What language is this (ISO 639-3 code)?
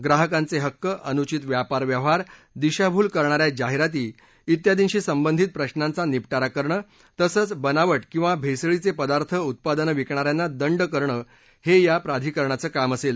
mar